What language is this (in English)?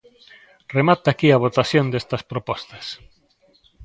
Galician